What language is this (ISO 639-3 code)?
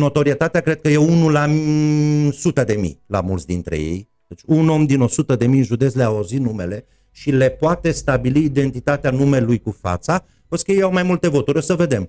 ron